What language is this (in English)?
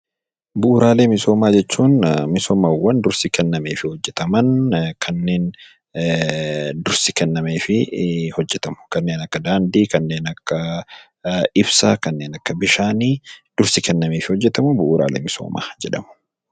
Oromo